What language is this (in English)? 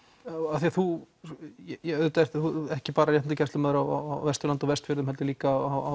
Icelandic